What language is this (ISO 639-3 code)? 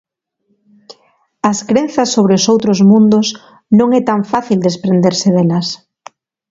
glg